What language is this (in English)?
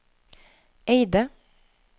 Norwegian